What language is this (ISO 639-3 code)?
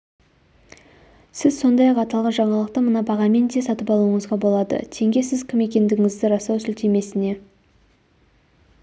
kaz